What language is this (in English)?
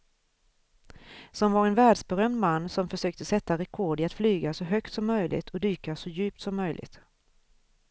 Swedish